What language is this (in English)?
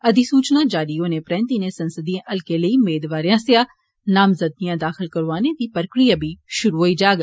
Dogri